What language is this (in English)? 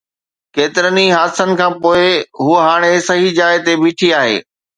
Sindhi